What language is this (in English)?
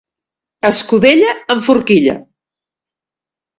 Catalan